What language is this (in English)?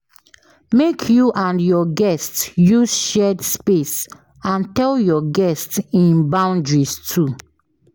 Nigerian Pidgin